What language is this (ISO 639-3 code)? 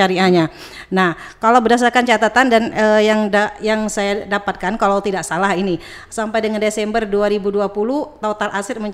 ind